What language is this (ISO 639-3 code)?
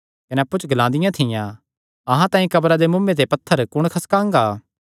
xnr